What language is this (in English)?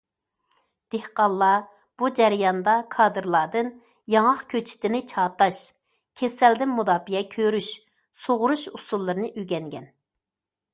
Uyghur